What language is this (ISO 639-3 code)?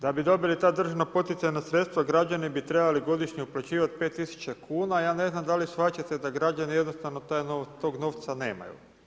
hrv